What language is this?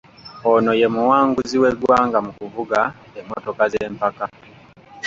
Ganda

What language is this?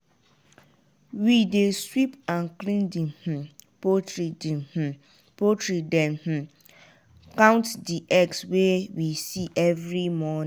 Nigerian Pidgin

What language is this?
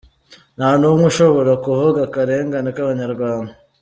Kinyarwanda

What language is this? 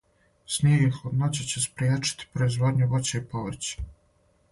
Serbian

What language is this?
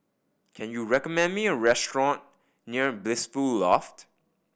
English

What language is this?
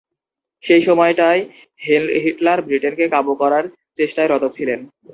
Bangla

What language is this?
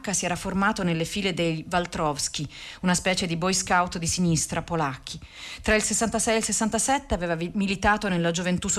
Italian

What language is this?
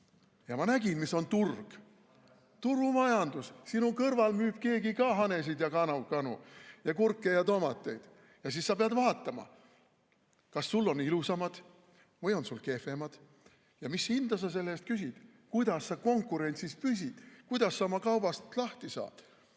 Estonian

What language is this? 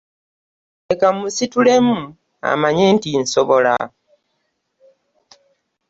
Ganda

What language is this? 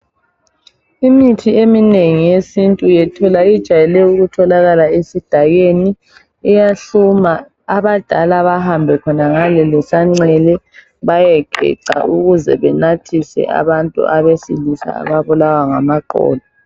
North Ndebele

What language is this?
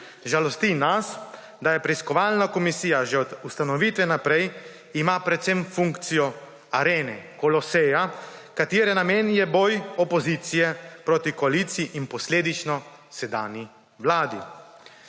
Slovenian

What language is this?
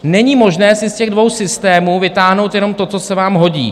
Czech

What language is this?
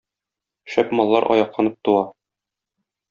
Tatar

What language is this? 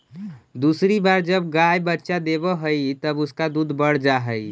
Magahi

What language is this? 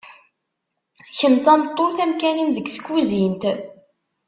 Kabyle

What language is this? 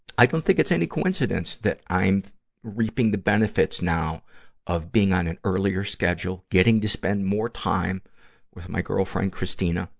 English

